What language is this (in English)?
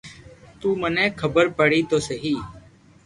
Loarki